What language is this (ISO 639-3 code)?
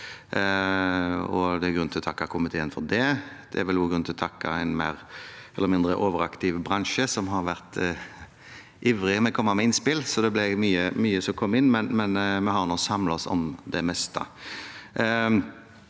nor